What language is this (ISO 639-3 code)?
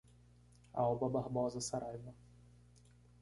por